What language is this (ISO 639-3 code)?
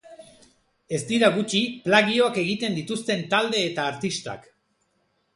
eus